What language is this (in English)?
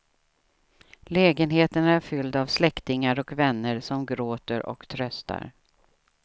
Swedish